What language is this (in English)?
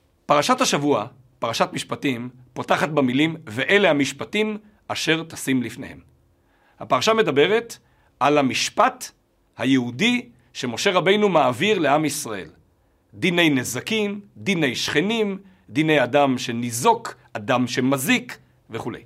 Hebrew